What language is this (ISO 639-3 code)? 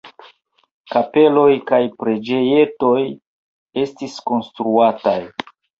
epo